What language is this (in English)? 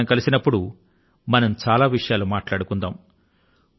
Telugu